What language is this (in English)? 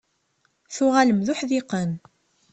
Kabyle